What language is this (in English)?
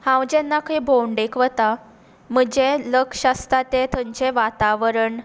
Konkani